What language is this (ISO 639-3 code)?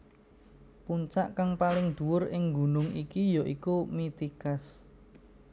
jav